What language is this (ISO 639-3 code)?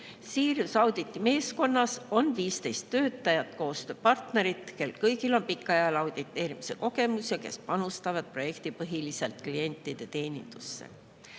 est